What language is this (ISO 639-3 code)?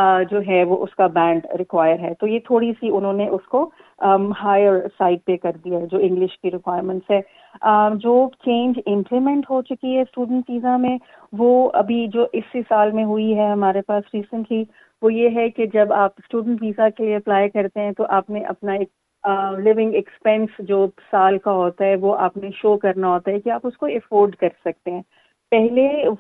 urd